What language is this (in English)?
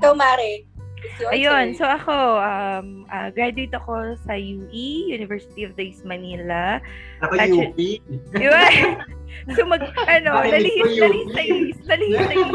Filipino